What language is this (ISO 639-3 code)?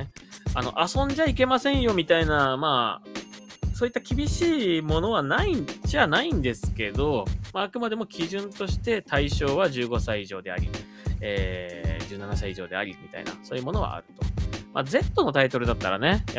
jpn